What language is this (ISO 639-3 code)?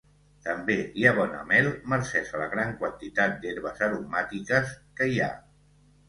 cat